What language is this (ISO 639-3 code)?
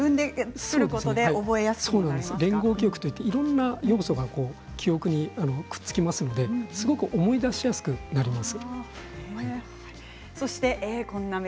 jpn